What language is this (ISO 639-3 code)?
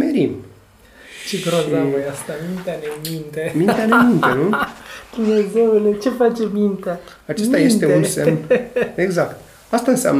ron